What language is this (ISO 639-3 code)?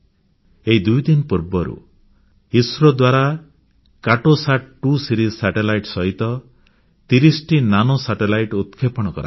ori